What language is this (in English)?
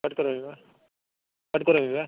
Sanskrit